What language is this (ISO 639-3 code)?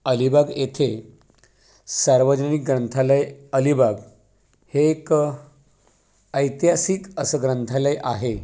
mar